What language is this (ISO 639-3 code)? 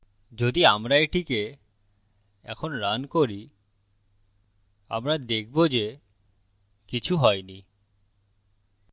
ben